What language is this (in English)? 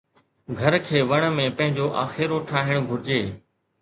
Sindhi